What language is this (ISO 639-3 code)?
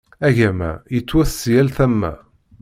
kab